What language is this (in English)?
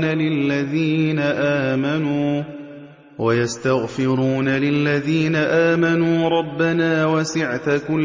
Arabic